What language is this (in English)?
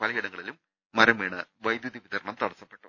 Malayalam